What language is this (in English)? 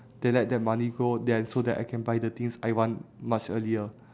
English